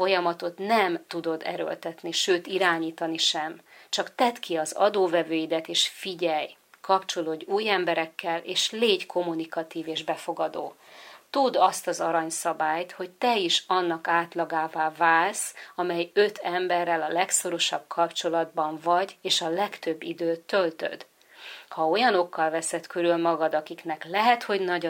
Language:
Hungarian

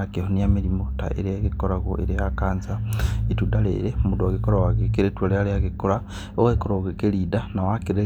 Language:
Kikuyu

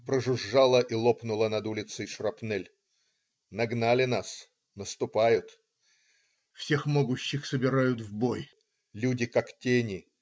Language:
Russian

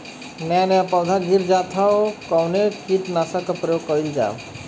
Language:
Bhojpuri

